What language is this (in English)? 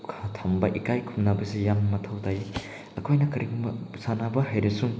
Manipuri